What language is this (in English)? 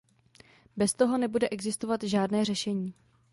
Czech